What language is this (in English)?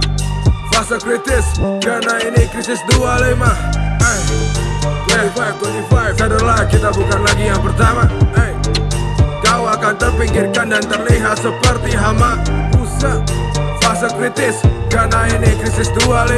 Indonesian